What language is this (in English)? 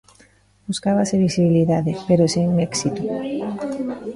Galician